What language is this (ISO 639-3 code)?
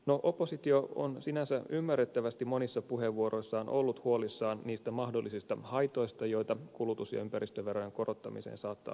fin